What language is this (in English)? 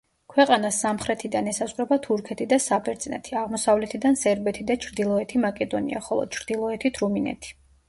Georgian